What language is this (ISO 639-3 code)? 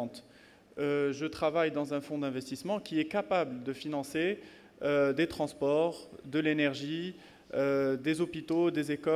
fra